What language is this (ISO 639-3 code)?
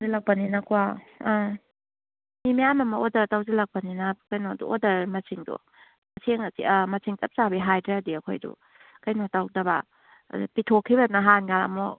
mni